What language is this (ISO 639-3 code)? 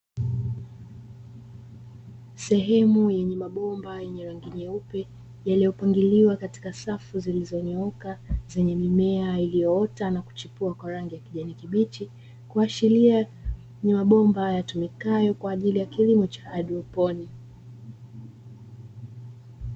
swa